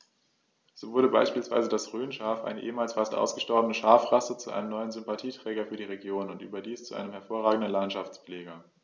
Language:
German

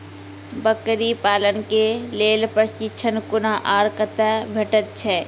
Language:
Maithili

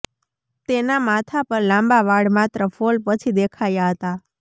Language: Gujarati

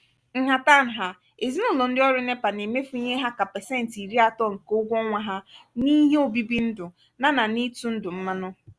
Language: Igbo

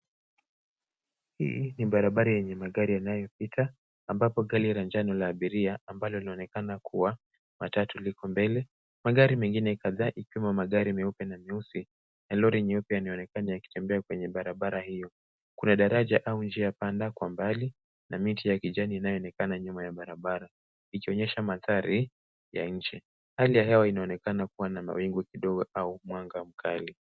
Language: Swahili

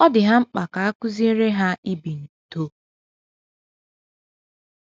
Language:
Igbo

